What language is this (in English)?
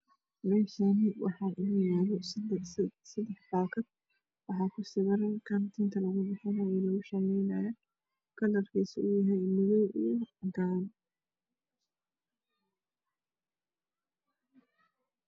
Somali